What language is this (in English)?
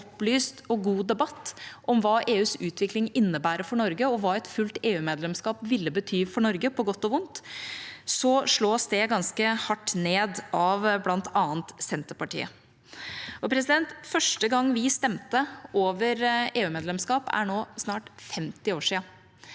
Norwegian